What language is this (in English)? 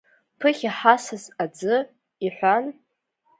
Abkhazian